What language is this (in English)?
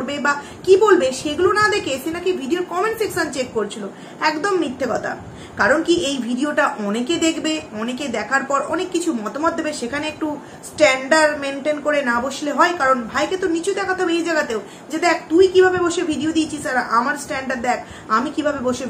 Bangla